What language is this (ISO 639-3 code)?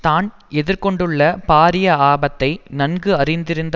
tam